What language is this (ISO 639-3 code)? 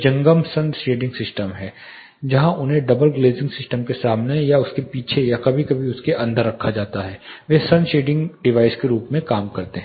hin